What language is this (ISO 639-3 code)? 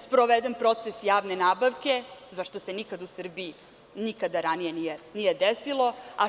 srp